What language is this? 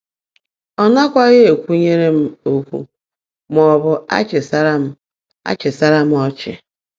Igbo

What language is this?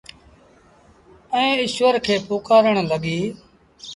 Sindhi Bhil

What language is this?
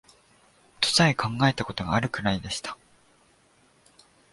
Japanese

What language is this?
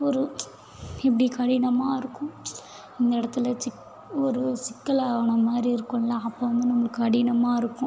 Tamil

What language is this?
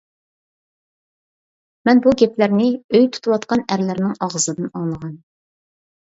Uyghur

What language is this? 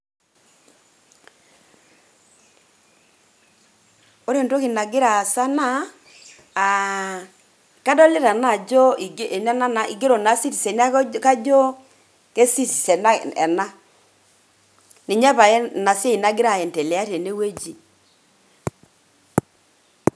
Masai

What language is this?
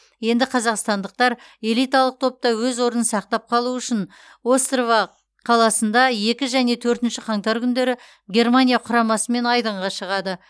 Kazakh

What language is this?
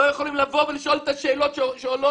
Hebrew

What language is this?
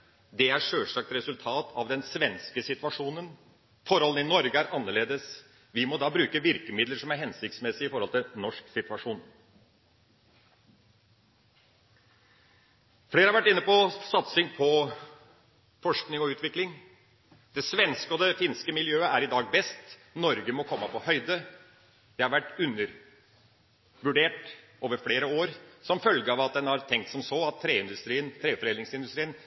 Norwegian Bokmål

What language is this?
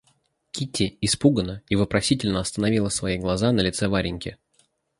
Russian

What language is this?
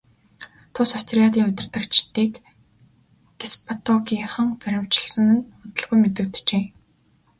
Mongolian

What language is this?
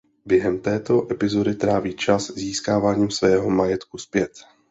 Czech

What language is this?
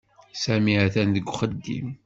Kabyle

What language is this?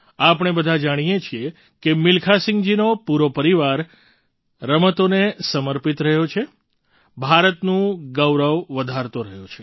Gujarati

